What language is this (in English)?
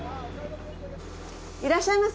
Japanese